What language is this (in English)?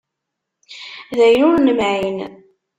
Kabyle